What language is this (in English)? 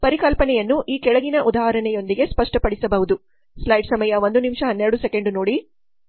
Kannada